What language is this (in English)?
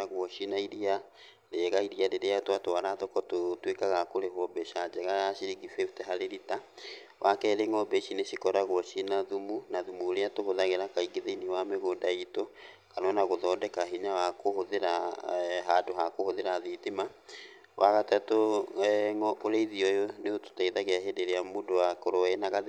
Kikuyu